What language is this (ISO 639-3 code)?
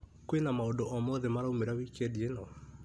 kik